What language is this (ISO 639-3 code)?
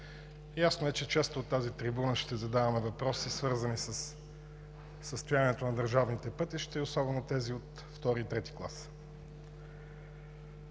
bul